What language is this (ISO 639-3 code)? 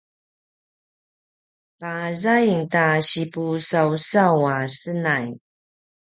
pwn